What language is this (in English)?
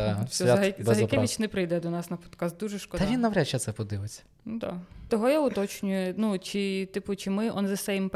Ukrainian